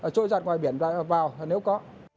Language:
Vietnamese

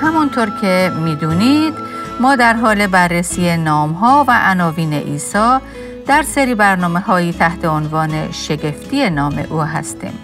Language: Persian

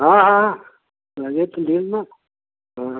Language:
Hindi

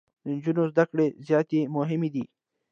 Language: Pashto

